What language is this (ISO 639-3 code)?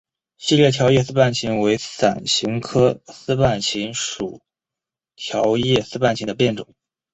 zho